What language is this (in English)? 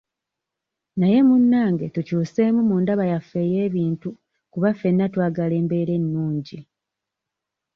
Ganda